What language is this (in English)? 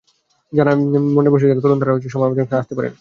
Bangla